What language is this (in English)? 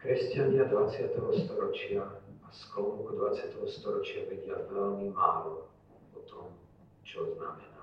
Slovak